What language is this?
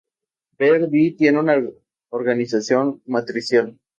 Spanish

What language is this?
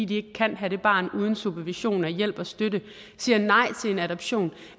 Danish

